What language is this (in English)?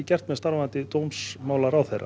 Icelandic